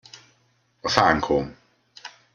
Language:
Hungarian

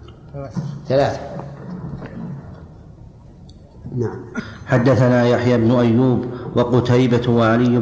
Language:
Arabic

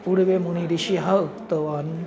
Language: Sanskrit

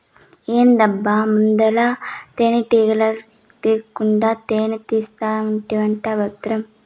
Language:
Telugu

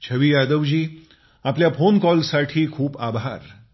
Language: Marathi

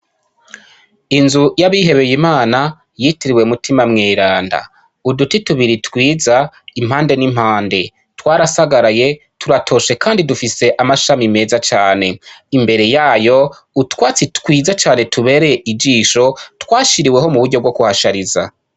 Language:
Rundi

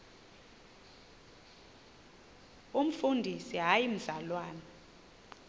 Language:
Xhosa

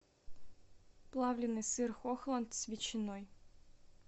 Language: Russian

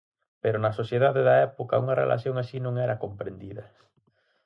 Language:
Galician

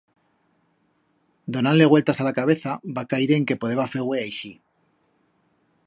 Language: Aragonese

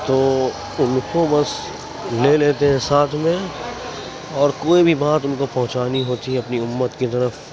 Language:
Urdu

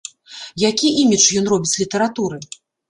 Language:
Belarusian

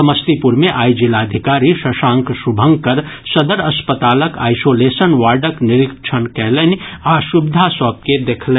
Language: Maithili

